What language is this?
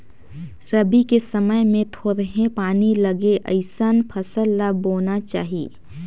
Chhattisgarhi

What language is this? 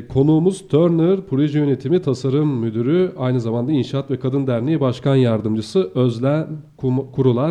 Turkish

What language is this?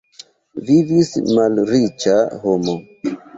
Esperanto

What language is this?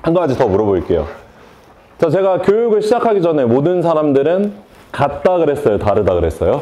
Korean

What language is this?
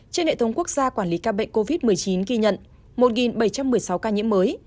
Vietnamese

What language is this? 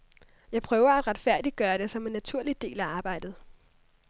Danish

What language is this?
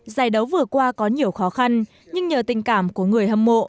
Vietnamese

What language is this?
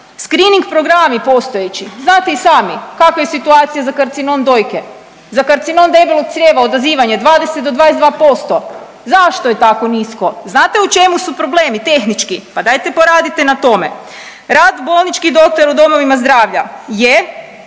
Croatian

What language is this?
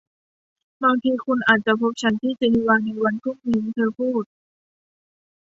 Thai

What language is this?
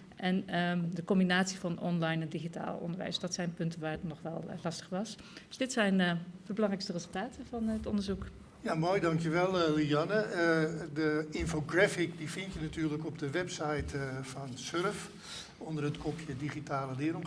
Dutch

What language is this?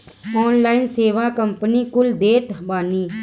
Bhojpuri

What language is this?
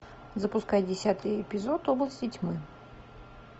Russian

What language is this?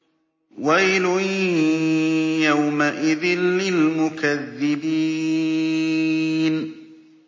Arabic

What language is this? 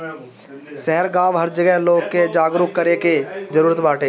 Bhojpuri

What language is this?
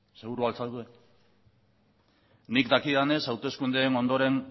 Basque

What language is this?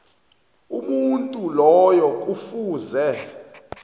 South Ndebele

